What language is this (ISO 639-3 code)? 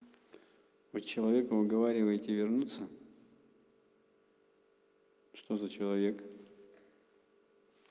rus